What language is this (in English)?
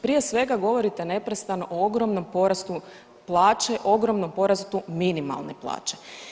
Croatian